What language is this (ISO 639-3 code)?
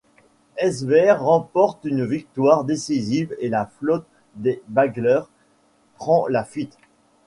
fra